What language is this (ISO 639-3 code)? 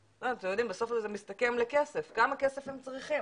heb